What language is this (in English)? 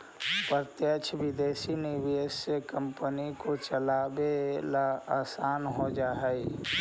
Magahi